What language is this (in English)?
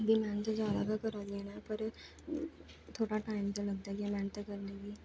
Dogri